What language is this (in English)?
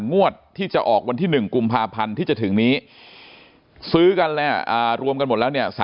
Thai